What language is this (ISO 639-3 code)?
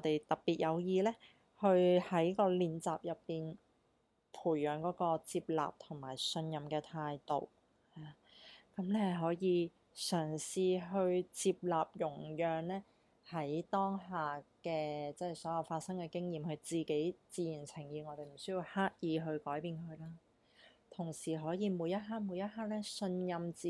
zho